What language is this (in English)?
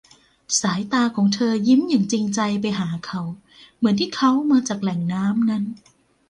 Thai